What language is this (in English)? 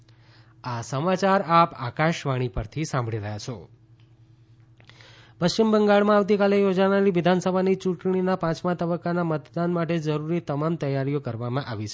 Gujarati